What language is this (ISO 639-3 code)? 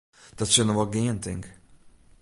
fry